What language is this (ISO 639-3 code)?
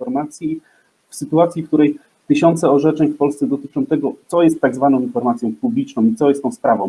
pol